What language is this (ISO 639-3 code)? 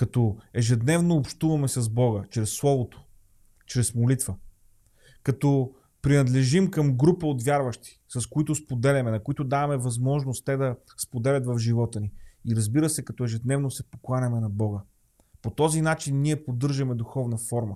bul